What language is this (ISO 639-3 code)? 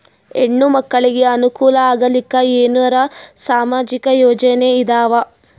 kan